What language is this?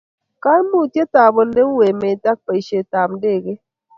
Kalenjin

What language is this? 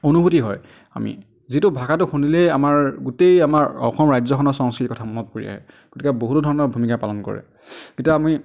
Assamese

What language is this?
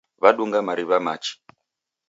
Taita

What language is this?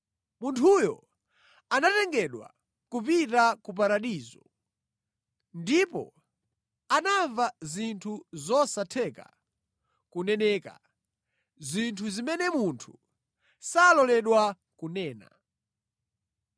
Nyanja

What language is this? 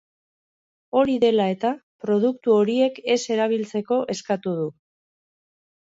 Basque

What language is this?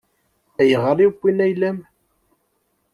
Kabyle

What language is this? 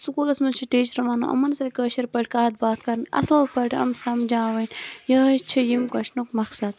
Kashmiri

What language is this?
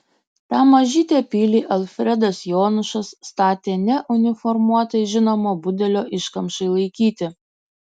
Lithuanian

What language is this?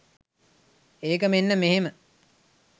Sinhala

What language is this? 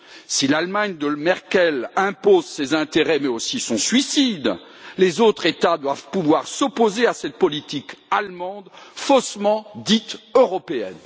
French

